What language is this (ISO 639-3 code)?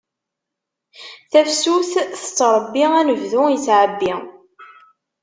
kab